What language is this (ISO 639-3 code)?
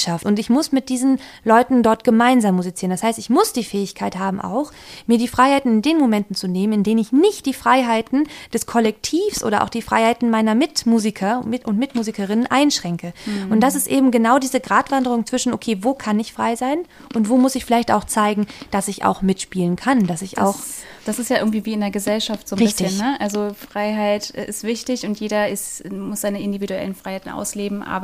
deu